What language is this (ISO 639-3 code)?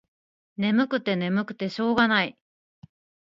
jpn